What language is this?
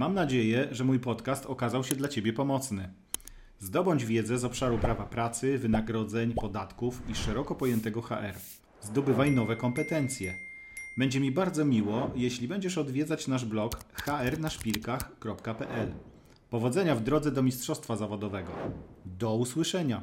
Polish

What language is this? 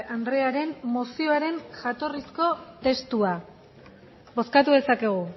Basque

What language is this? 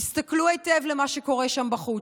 Hebrew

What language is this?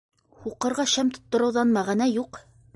Bashkir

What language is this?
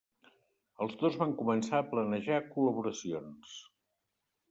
Catalan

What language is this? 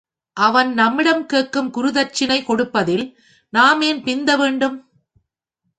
Tamil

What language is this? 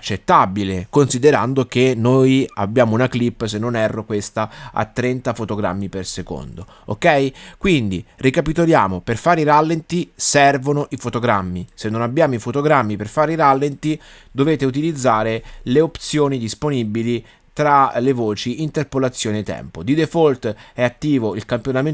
Italian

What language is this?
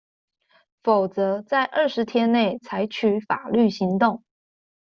Chinese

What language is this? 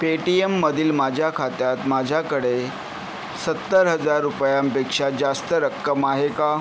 Marathi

